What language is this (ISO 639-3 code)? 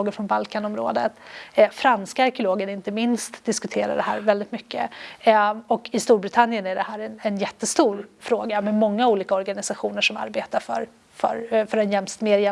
swe